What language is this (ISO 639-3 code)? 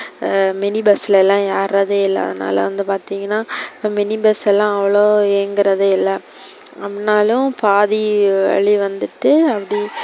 tam